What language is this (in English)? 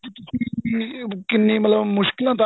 Punjabi